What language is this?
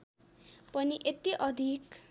Nepali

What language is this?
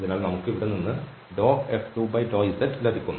Malayalam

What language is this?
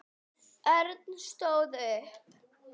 Icelandic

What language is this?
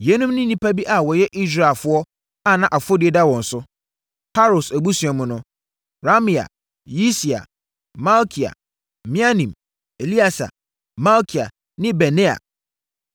Akan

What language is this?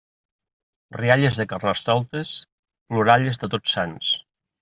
Catalan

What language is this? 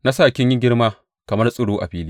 Hausa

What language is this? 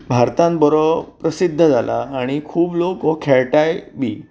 Konkani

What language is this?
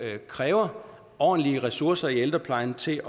Danish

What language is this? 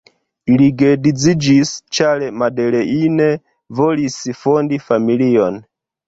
Esperanto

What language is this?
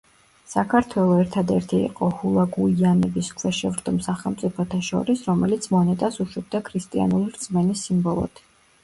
Georgian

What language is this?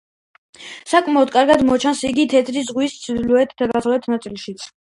Georgian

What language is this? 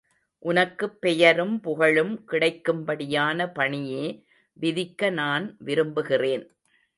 Tamil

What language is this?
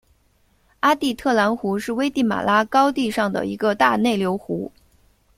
Chinese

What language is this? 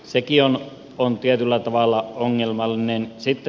Finnish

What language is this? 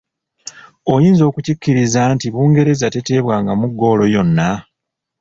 Ganda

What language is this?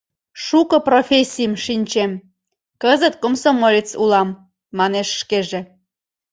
Mari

